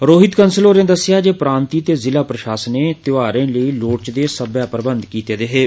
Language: Dogri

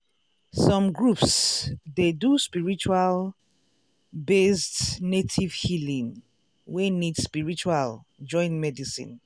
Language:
Nigerian Pidgin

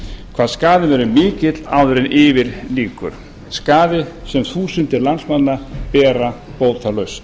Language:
Icelandic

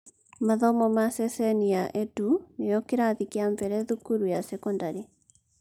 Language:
Kikuyu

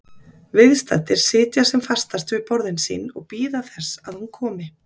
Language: Icelandic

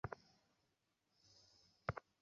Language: Bangla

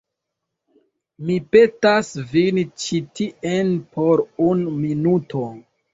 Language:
Esperanto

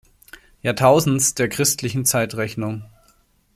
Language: German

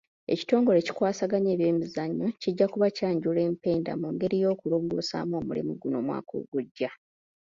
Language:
Ganda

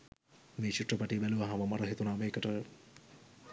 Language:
Sinhala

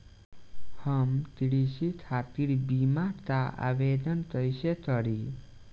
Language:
Bhojpuri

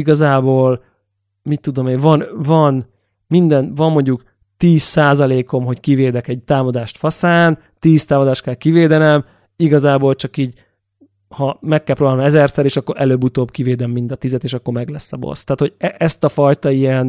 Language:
Hungarian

